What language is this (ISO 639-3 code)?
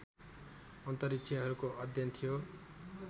nep